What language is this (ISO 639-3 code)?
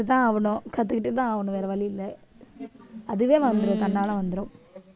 tam